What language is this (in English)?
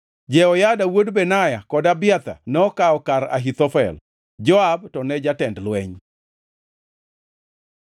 Luo (Kenya and Tanzania)